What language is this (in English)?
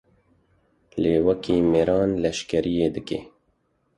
Kurdish